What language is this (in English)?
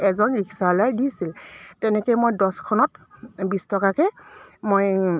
Assamese